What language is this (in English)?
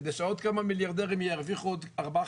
Hebrew